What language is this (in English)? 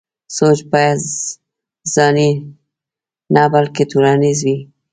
Pashto